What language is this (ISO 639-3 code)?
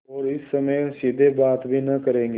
hin